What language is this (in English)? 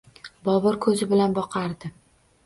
Uzbek